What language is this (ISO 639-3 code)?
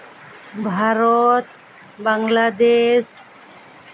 sat